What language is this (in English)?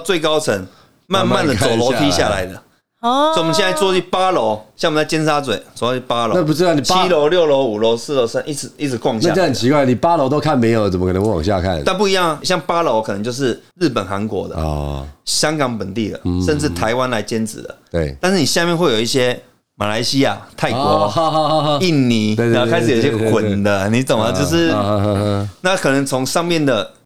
Chinese